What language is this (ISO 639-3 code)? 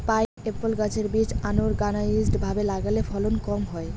ben